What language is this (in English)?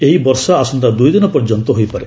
Odia